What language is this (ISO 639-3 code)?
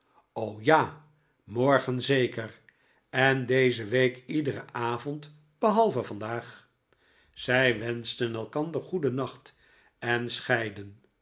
nld